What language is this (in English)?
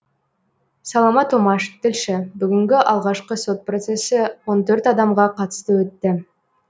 Kazakh